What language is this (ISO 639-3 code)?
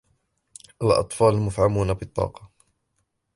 ara